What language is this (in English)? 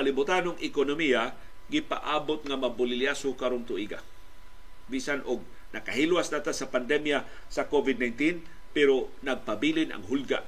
Filipino